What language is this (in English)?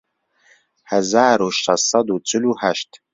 Central Kurdish